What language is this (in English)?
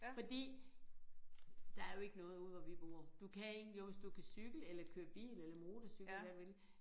Danish